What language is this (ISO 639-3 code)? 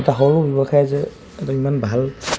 asm